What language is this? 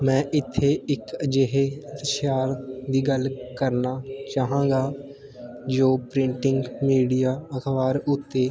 Punjabi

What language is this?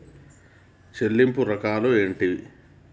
Telugu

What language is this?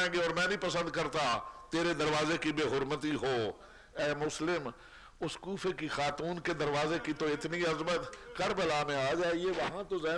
Arabic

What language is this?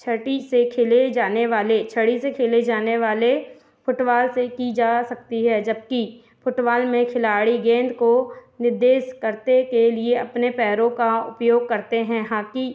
Hindi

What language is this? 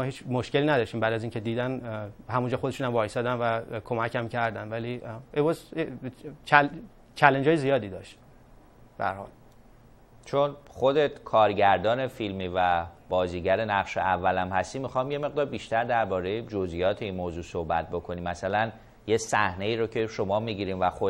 Persian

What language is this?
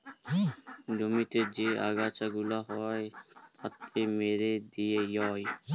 Bangla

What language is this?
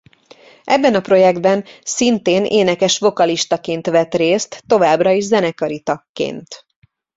Hungarian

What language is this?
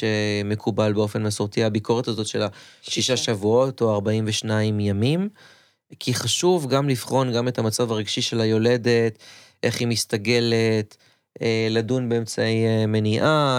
Hebrew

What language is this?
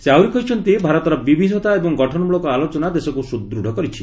Odia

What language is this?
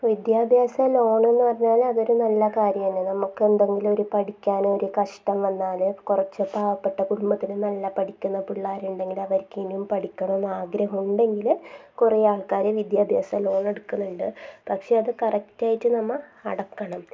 Malayalam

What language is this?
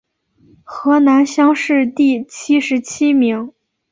Chinese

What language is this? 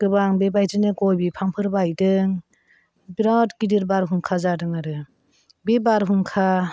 Bodo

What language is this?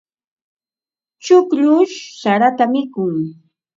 Ambo-Pasco Quechua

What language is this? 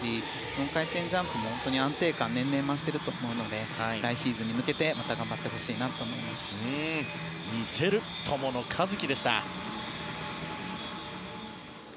Japanese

